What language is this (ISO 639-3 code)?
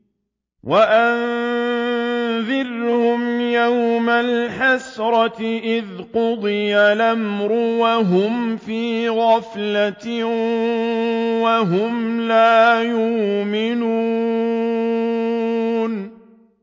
ara